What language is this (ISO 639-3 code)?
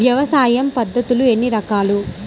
tel